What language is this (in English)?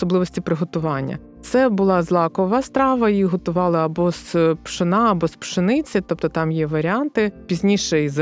Ukrainian